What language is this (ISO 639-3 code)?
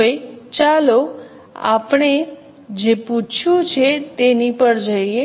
guj